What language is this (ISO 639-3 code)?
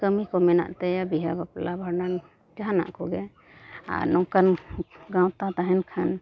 sat